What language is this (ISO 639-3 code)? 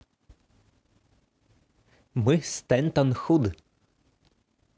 rus